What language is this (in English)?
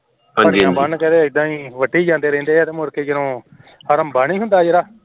Punjabi